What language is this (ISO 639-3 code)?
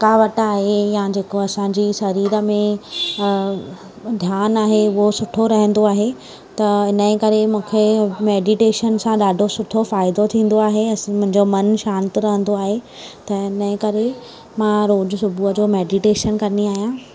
snd